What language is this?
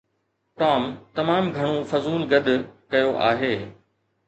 Sindhi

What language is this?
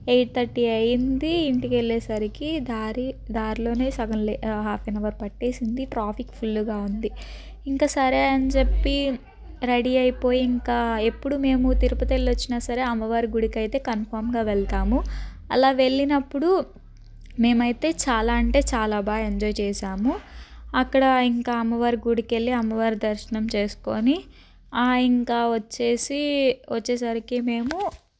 Telugu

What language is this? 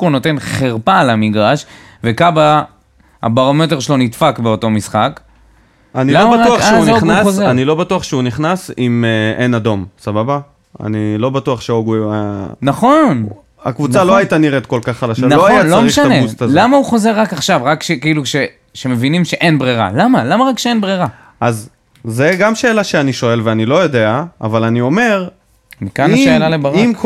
Hebrew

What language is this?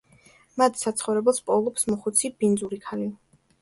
Georgian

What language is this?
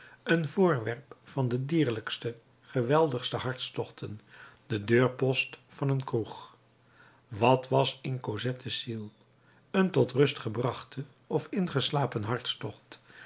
Dutch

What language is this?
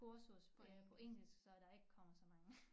Danish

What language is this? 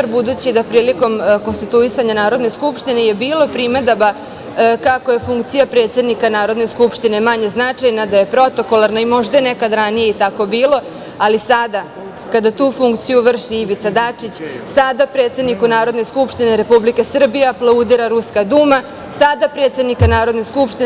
Serbian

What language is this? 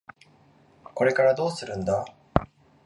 Japanese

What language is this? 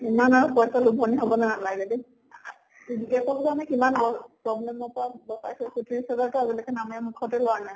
Assamese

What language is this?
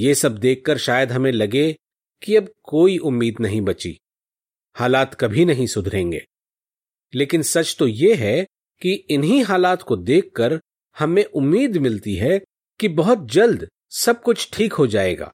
Hindi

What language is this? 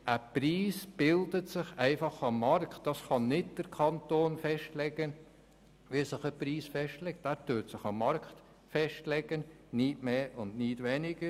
Swiss German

